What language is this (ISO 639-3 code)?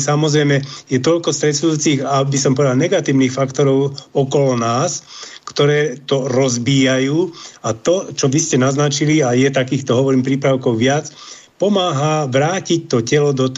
slk